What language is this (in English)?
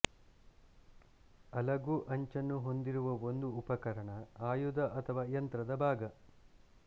Kannada